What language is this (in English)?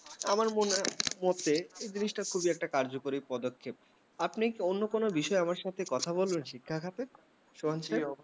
Bangla